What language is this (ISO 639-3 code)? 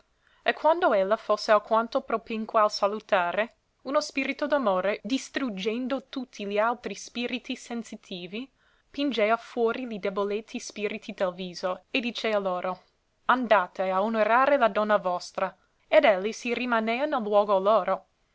ita